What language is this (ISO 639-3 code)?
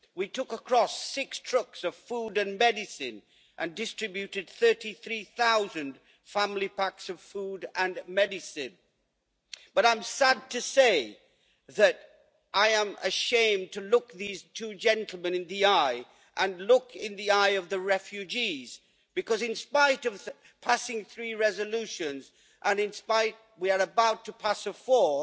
eng